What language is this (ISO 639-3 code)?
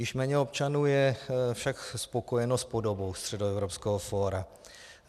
ces